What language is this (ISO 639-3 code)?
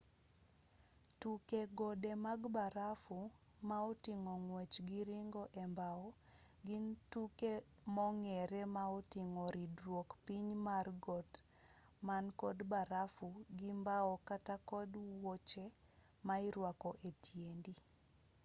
luo